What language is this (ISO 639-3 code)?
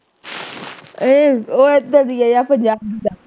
pan